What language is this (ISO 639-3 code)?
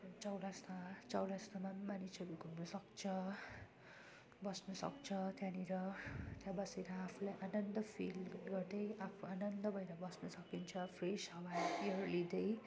nep